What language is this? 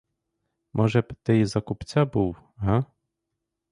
Ukrainian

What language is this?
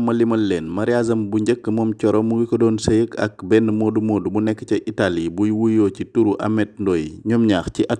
French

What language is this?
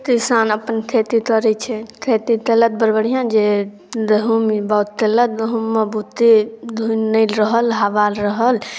Maithili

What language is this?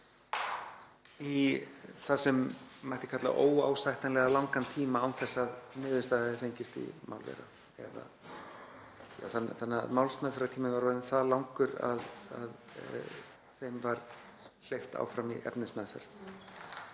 Icelandic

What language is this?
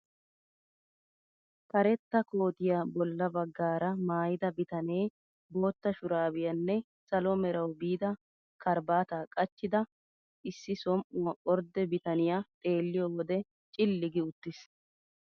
Wolaytta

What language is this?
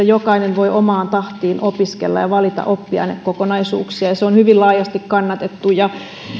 Finnish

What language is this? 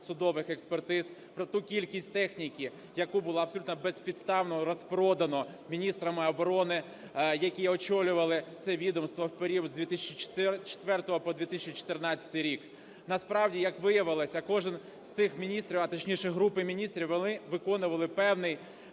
Ukrainian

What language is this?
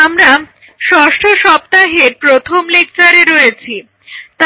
Bangla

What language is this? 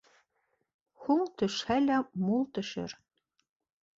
Bashkir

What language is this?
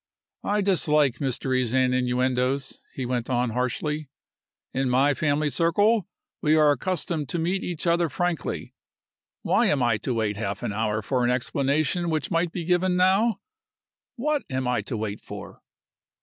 English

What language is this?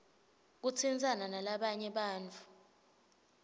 Swati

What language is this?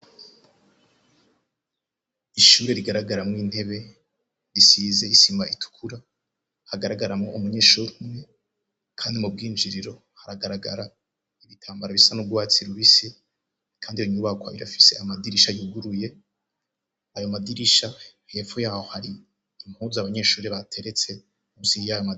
Rundi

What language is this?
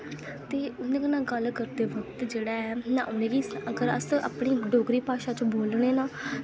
Dogri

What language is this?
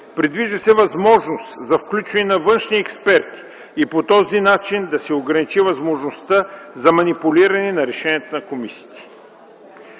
Bulgarian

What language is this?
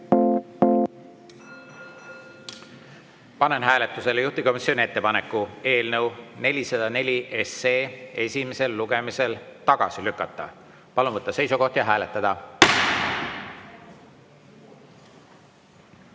Estonian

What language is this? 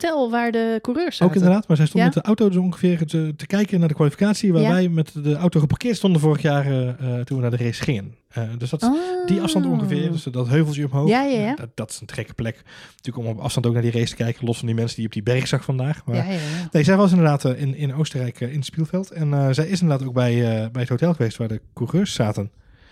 Dutch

